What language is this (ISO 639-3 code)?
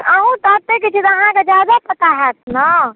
mai